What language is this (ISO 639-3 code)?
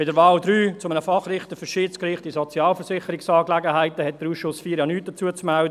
gsw